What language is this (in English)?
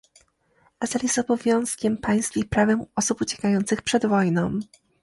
Polish